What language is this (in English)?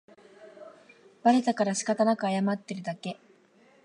Japanese